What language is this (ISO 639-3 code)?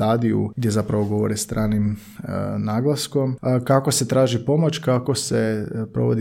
hrv